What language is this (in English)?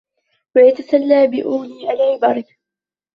Arabic